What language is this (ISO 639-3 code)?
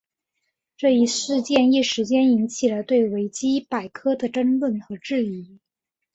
zho